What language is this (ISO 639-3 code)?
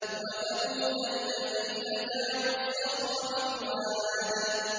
ara